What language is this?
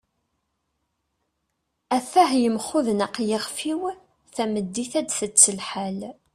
Kabyle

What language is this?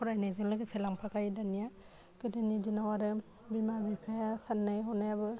Bodo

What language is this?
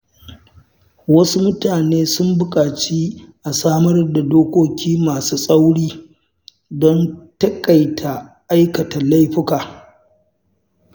Hausa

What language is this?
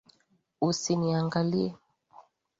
Swahili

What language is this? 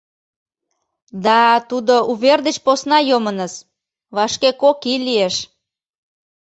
Mari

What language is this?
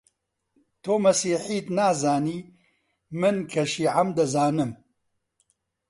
Central Kurdish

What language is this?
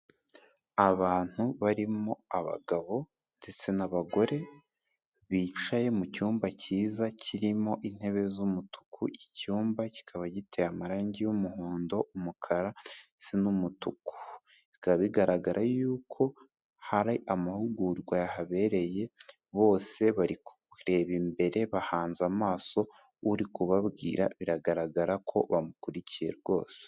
Kinyarwanda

